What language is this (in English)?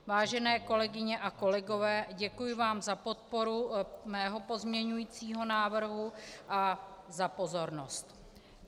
Czech